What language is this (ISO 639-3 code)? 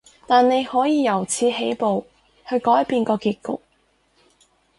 yue